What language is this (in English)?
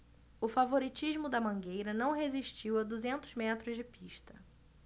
Portuguese